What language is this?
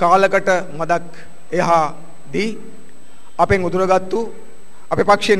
Indonesian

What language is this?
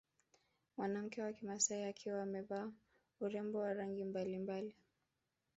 Swahili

